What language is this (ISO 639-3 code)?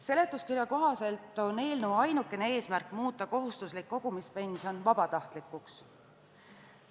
est